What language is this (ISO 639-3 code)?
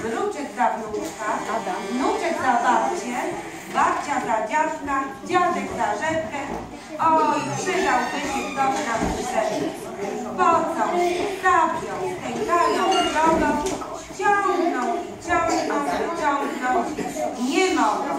pol